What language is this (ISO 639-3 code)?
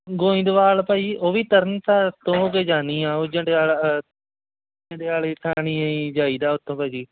pan